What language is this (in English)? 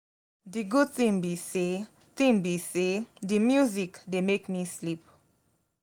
Nigerian Pidgin